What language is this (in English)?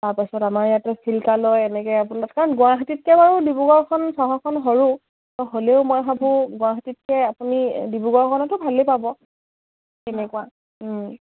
Assamese